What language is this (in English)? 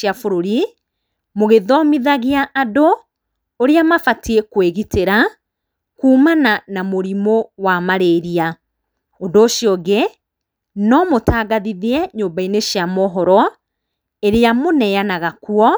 Kikuyu